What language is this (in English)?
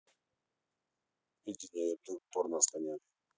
Russian